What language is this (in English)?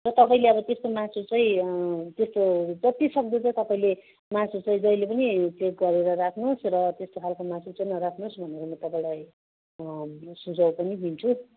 Nepali